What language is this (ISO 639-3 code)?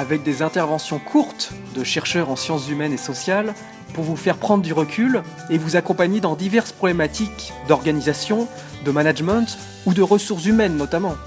fra